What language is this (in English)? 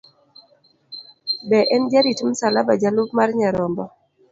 Luo (Kenya and Tanzania)